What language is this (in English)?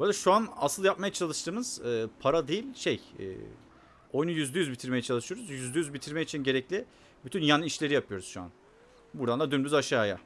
Turkish